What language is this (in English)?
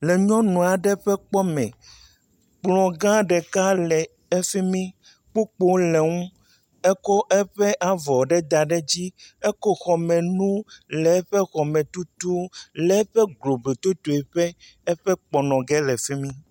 Ewe